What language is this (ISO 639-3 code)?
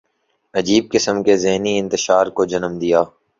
urd